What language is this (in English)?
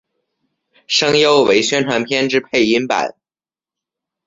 Chinese